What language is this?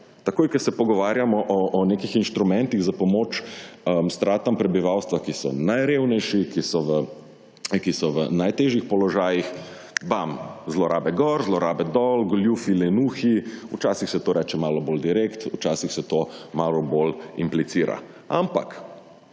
Slovenian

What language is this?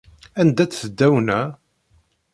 Kabyle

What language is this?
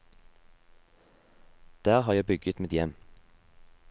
Norwegian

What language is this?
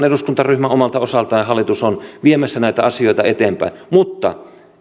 Finnish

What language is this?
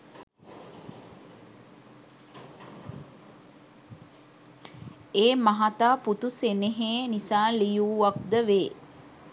Sinhala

